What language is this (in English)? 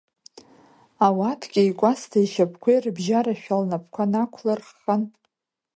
Abkhazian